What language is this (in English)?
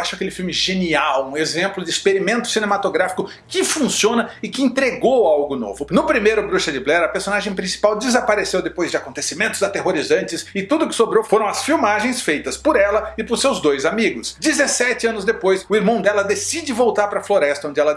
Portuguese